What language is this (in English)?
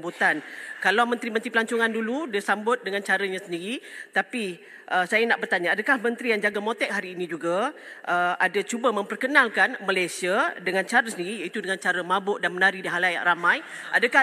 Malay